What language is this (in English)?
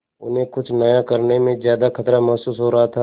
Hindi